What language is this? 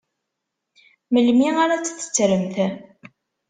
Kabyle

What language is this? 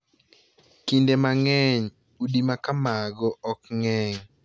Luo (Kenya and Tanzania)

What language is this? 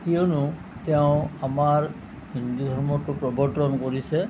Assamese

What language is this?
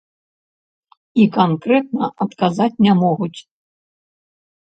Belarusian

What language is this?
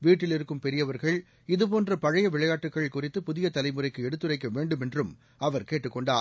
Tamil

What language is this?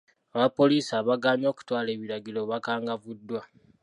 Ganda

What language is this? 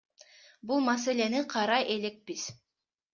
Kyrgyz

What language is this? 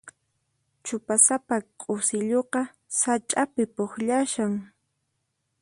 Puno Quechua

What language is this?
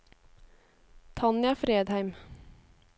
Norwegian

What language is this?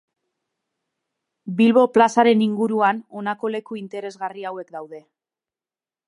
Basque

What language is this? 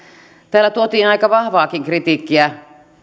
Finnish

